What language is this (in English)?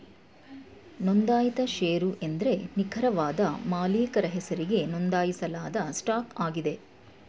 Kannada